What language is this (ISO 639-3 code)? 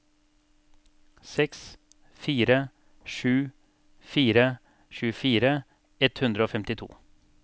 nor